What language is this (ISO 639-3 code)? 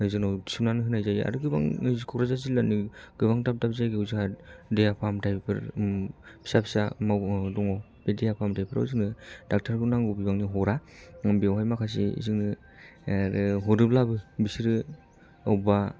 brx